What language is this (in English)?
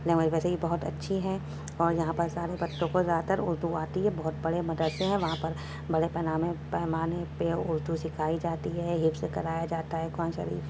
Urdu